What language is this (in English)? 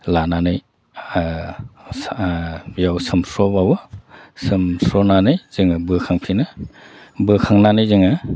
Bodo